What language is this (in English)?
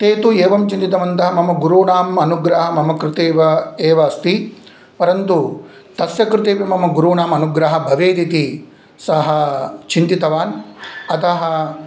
Sanskrit